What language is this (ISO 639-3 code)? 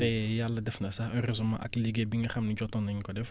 wol